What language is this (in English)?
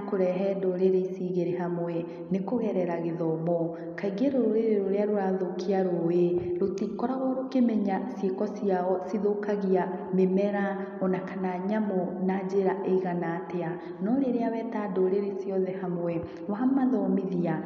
Kikuyu